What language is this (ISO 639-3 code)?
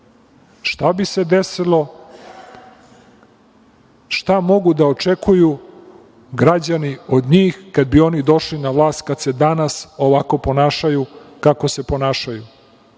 srp